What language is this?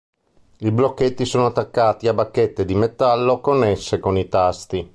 Italian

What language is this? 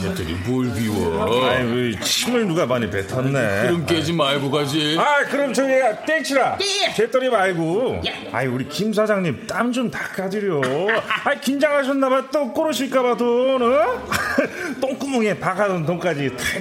Korean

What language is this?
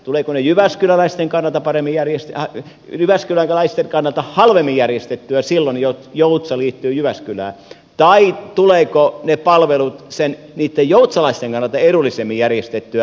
Finnish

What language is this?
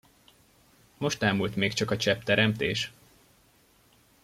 Hungarian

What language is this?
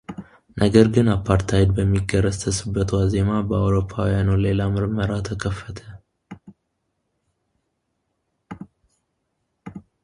Amharic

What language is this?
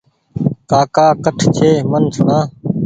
Goaria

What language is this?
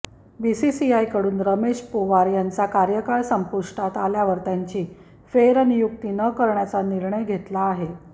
Marathi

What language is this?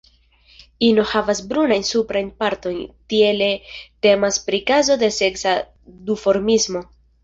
Esperanto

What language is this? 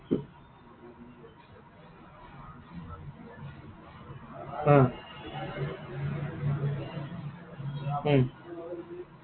Assamese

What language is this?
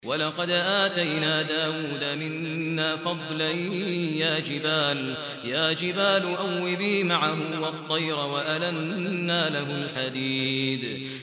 Arabic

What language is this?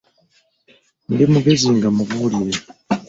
Ganda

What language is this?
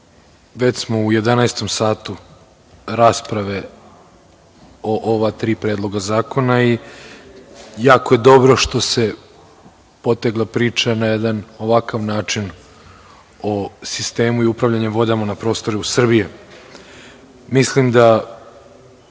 Serbian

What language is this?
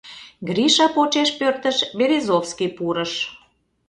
Mari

